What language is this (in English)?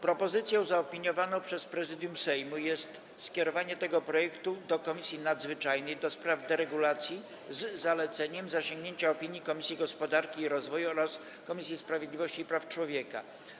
Polish